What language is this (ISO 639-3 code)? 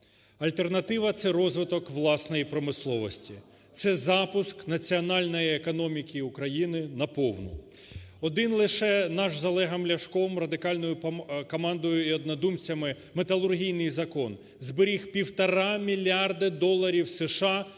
ukr